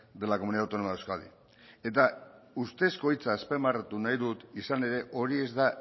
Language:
Basque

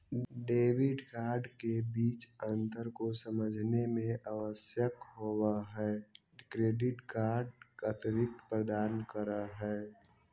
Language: Magahi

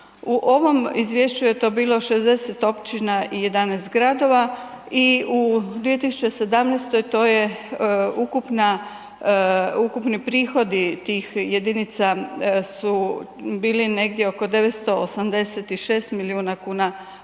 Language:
Croatian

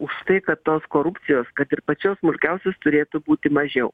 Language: Lithuanian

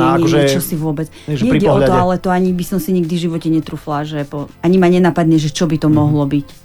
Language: Slovak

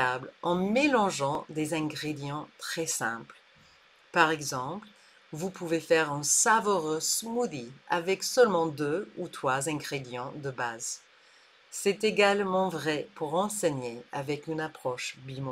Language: French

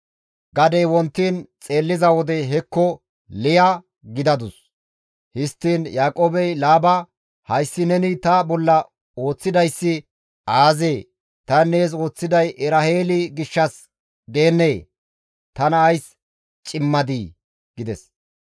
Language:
Gamo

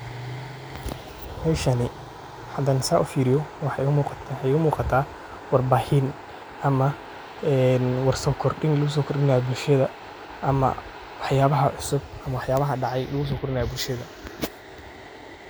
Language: Somali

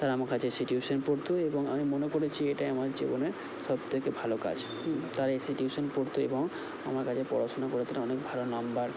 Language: Bangla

